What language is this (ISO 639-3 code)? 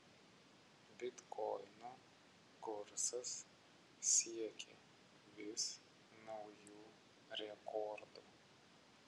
lit